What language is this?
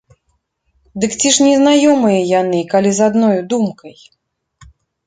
Belarusian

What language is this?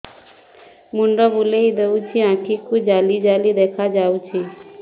Odia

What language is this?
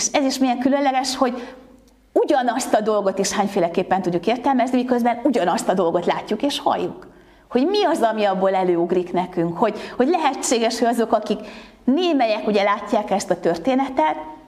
Hungarian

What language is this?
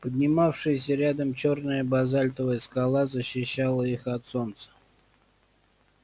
Russian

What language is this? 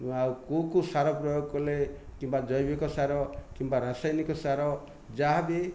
Odia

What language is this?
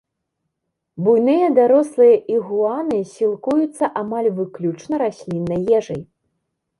Belarusian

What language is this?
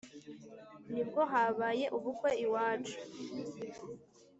Kinyarwanda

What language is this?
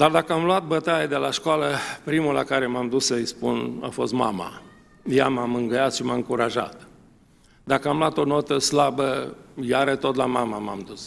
Romanian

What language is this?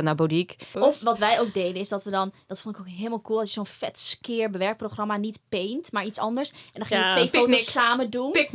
Dutch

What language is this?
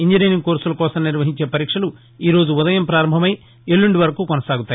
Telugu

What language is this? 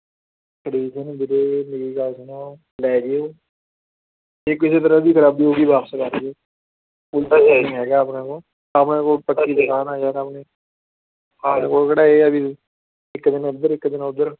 Punjabi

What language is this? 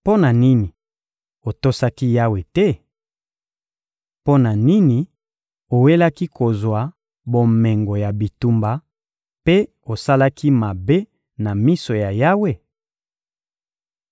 Lingala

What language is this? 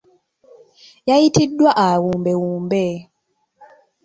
Ganda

